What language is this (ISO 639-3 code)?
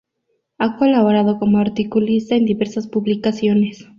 spa